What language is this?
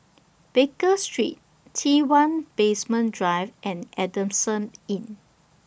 English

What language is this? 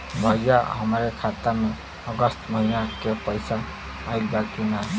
Bhojpuri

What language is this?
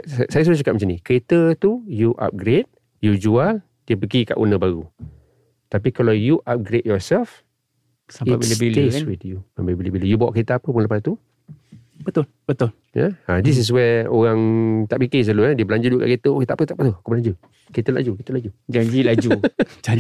Malay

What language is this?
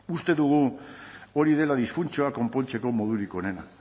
Basque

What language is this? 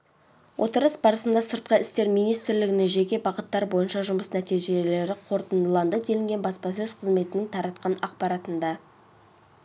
Kazakh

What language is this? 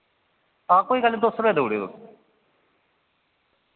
Dogri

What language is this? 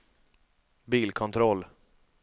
Swedish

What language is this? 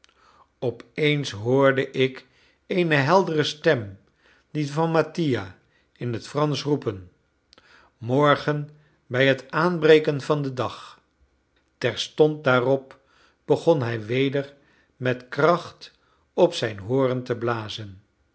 Dutch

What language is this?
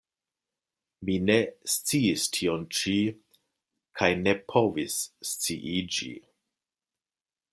Esperanto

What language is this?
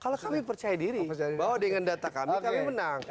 Indonesian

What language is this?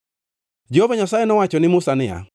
Luo (Kenya and Tanzania)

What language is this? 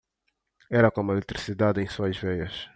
Portuguese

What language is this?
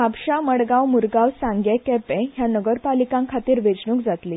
Konkani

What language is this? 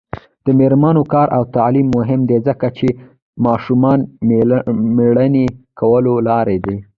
Pashto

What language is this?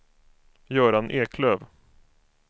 Swedish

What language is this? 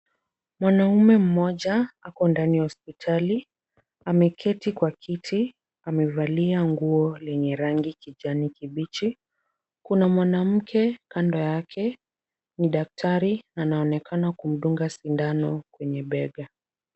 Swahili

